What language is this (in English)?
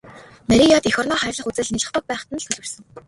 Mongolian